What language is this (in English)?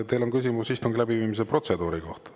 Estonian